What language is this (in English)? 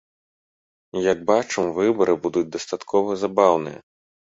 Belarusian